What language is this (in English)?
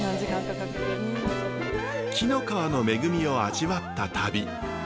Japanese